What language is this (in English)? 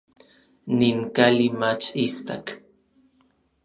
Orizaba Nahuatl